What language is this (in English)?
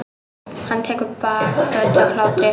Icelandic